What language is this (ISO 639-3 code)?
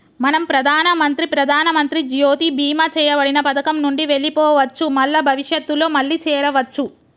tel